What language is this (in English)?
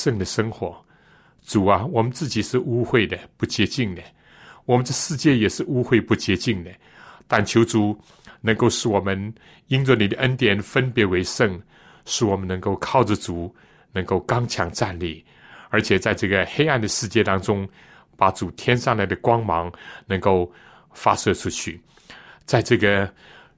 Chinese